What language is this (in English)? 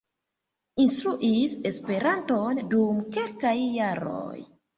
Esperanto